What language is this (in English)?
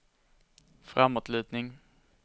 Swedish